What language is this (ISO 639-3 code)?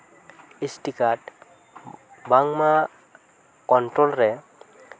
sat